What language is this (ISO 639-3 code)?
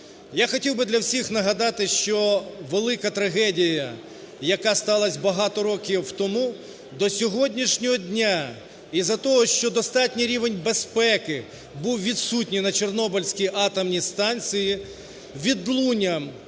ukr